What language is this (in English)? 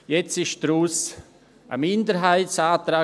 Swiss German